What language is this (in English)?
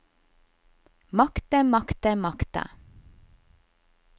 Norwegian